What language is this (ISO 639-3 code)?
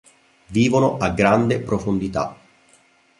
ita